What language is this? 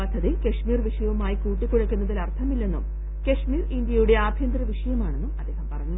Malayalam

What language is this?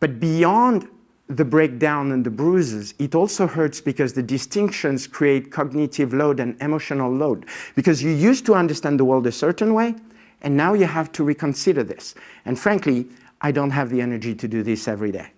English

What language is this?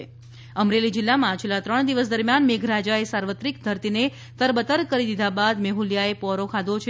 Gujarati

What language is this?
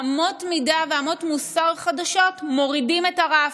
Hebrew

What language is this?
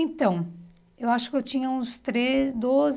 Portuguese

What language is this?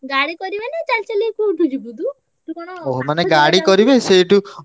Odia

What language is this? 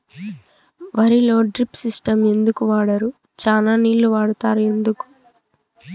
Telugu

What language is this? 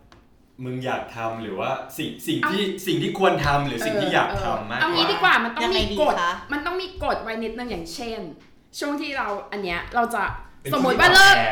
Thai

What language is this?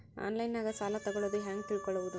Kannada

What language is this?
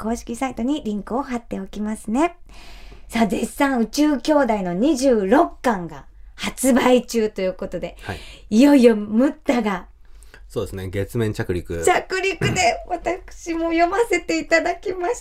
Japanese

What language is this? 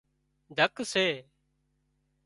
Wadiyara Koli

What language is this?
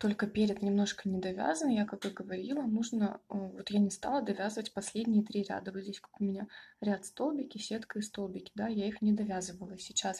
Russian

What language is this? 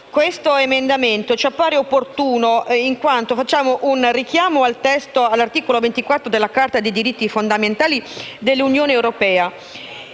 Italian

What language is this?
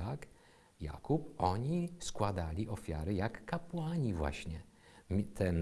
Polish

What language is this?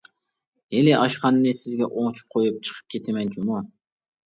Uyghur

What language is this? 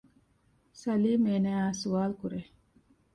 Divehi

